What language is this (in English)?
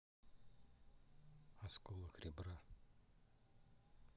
Russian